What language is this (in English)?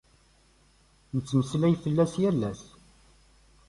Kabyle